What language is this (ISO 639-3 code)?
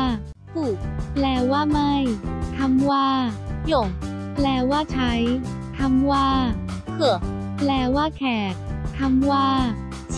tha